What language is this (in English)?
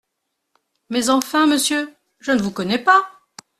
French